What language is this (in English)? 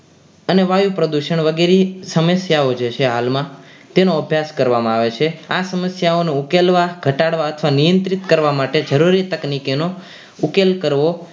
Gujarati